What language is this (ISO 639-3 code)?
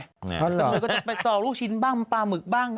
tha